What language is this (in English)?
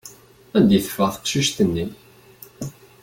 Kabyle